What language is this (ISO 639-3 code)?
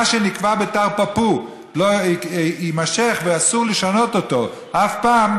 heb